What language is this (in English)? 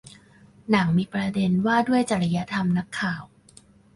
Thai